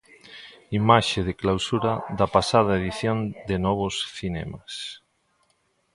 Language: Galician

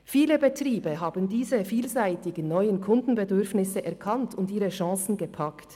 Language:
Swiss German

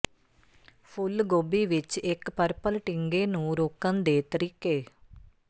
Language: Punjabi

